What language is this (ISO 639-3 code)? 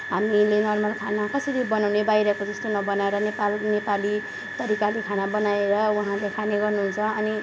nep